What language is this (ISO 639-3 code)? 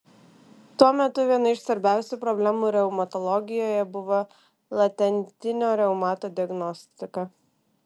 lit